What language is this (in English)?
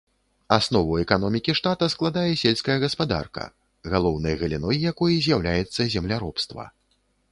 Belarusian